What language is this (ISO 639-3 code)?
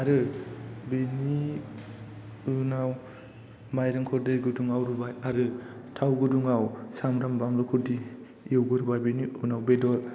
brx